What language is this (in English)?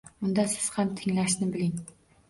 Uzbek